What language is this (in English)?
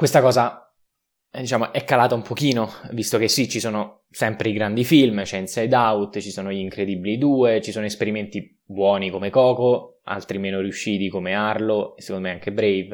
Italian